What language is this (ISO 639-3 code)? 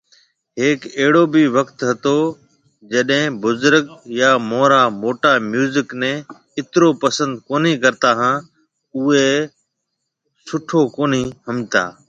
mve